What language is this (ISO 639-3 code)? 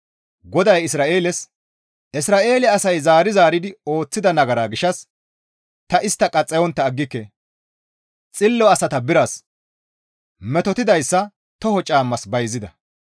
gmv